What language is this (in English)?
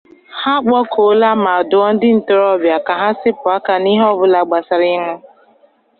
Igbo